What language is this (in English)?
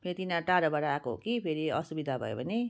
Nepali